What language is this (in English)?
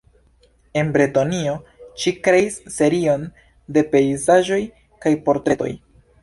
Esperanto